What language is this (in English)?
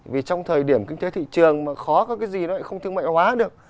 Vietnamese